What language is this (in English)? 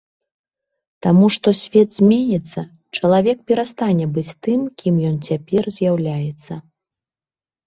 Belarusian